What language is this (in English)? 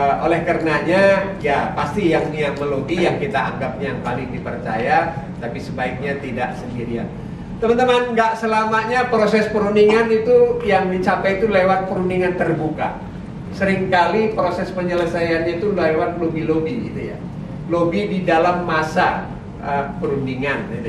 Indonesian